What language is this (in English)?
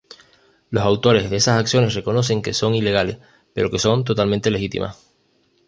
Spanish